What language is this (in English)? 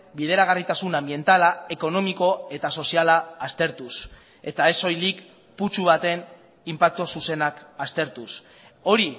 Basque